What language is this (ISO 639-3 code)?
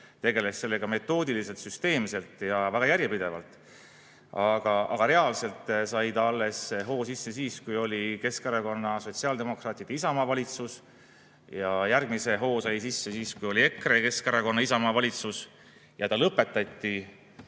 est